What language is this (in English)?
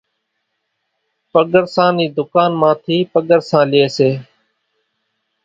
Kachi Koli